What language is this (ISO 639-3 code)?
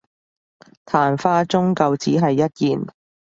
yue